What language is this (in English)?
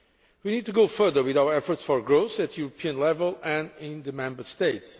English